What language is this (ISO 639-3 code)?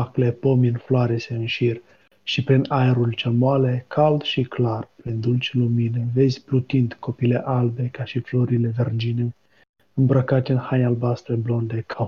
ron